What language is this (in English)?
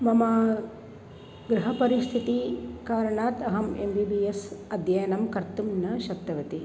Sanskrit